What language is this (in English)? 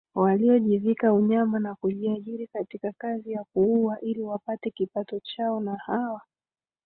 Swahili